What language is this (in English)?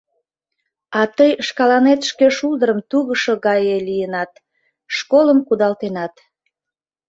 Mari